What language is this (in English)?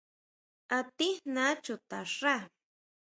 Huautla Mazatec